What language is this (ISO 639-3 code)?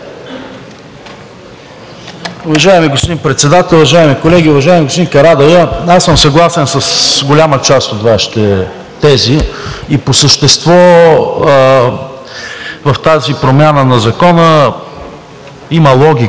bul